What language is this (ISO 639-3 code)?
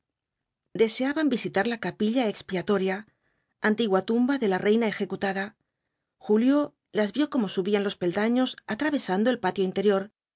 spa